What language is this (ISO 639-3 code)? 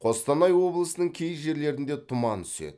kaz